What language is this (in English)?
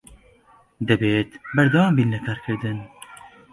Central Kurdish